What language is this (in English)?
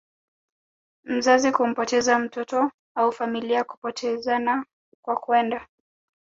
Swahili